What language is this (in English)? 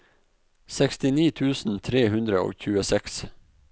Norwegian